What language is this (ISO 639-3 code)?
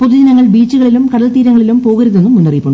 mal